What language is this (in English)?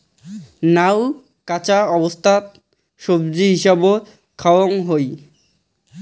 Bangla